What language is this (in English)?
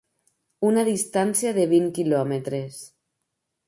Catalan